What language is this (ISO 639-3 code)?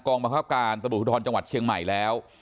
tha